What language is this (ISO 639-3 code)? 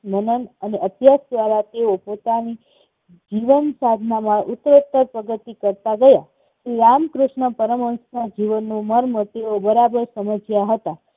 guj